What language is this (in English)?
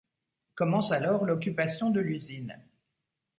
French